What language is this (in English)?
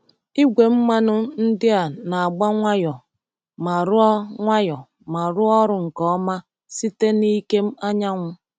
Igbo